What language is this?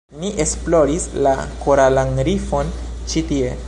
Esperanto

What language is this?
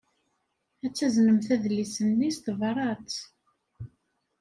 Kabyle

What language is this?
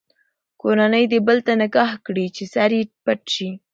Pashto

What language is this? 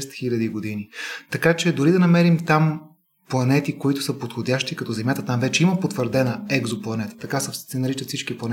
Bulgarian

